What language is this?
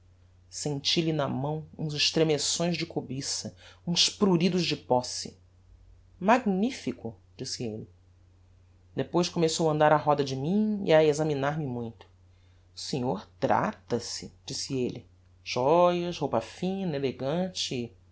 Portuguese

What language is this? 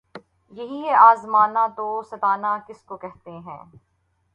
Urdu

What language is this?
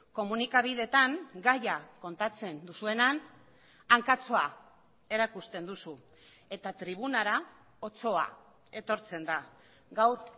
Basque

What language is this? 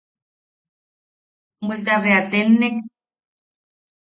Yaqui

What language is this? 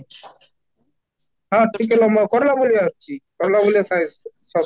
Odia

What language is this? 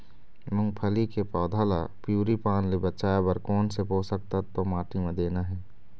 Chhattisgarhi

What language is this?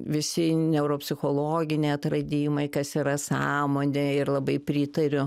Lithuanian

